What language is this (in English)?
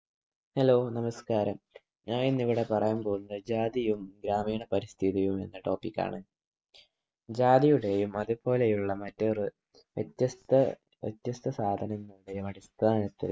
Malayalam